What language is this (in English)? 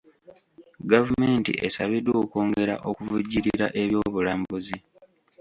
Ganda